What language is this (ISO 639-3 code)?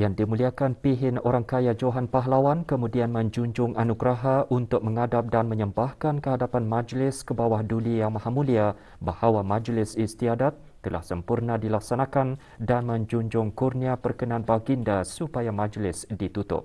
msa